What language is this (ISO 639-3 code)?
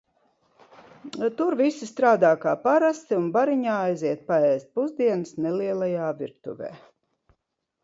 lav